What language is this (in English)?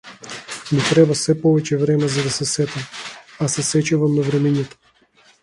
Macedonian